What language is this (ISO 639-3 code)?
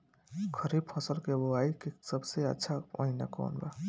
bho